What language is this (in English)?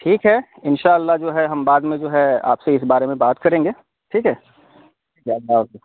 Urdu